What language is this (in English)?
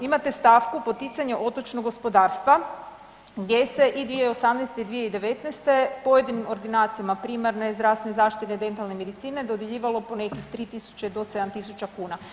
Croatian